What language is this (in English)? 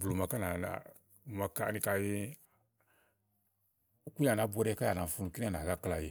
Igo